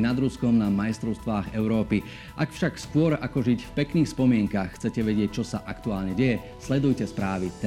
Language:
Slovak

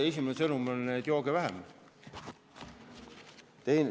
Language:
Estonian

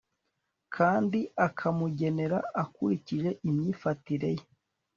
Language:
Kinyarwanda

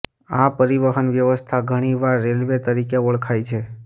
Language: Gujarati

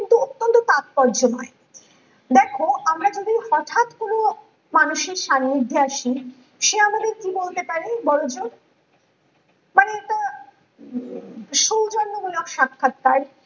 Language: Bangla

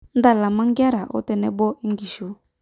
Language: Masai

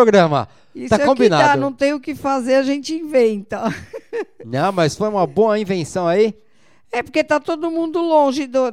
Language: Portuguese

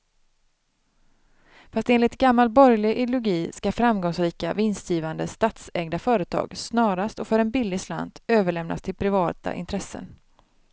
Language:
Swedish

